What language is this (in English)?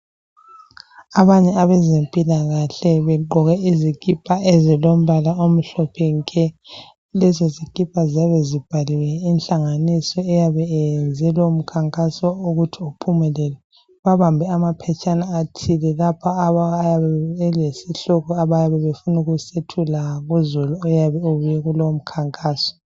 North Ndebele